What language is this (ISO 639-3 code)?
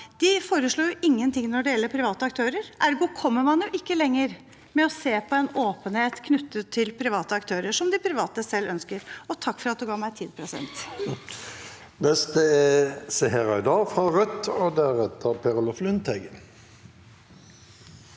nor